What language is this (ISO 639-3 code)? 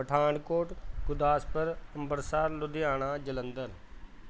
pan